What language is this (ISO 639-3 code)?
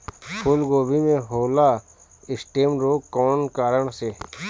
bho